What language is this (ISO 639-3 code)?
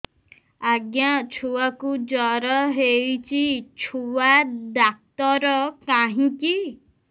ori